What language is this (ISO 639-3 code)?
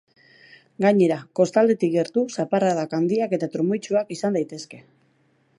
eus